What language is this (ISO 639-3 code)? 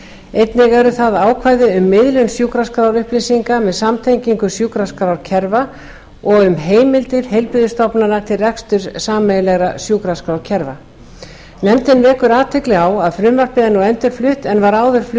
isl